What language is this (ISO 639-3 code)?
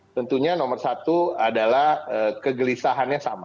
ind